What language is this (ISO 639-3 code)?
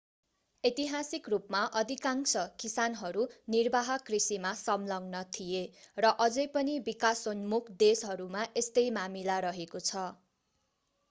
nep